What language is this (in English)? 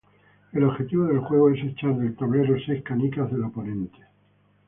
Spanish